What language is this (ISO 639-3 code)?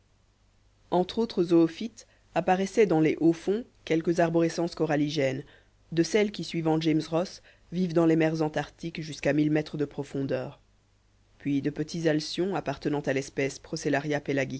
fra